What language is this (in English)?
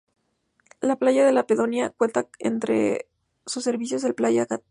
Spanish